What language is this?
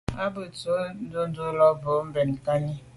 Medumba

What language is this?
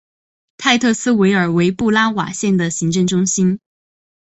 Chinese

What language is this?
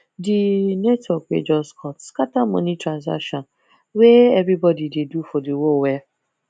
Nigerian Pidgin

